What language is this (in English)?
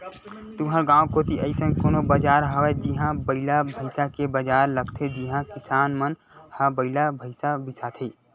Chhattisgarhi